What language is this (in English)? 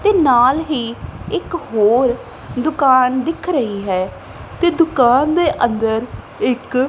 Punjabi